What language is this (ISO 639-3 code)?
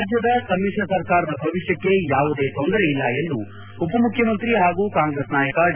kan